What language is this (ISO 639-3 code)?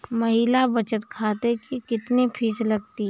hin